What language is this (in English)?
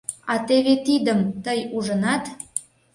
Mari